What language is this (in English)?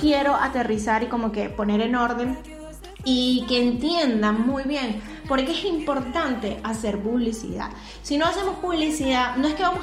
Spanish